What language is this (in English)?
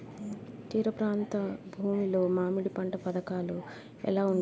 Telugu